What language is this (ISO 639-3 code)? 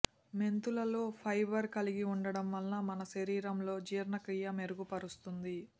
tel